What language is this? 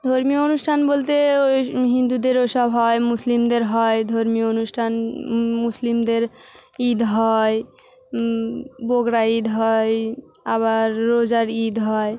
Bangla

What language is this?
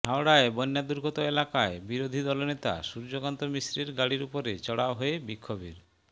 Bangla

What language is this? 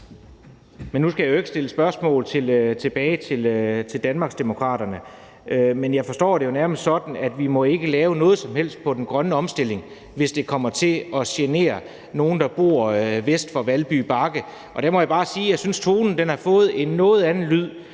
Danish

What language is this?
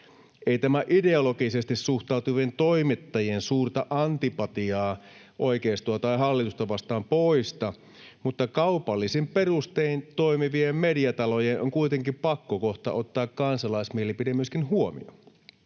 Finnish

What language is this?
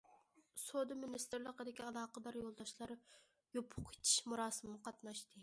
Uyghur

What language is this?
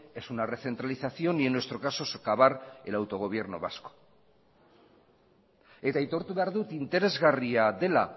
Spanish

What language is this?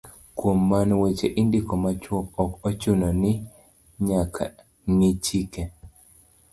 Luo (Kenya and Tanzania)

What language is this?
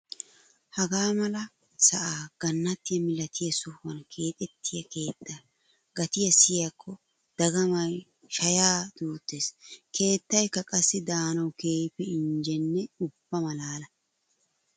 Wolaytta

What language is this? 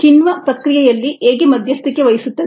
Kannada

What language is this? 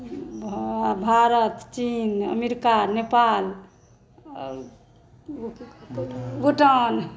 Maithili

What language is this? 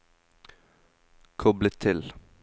Norwegian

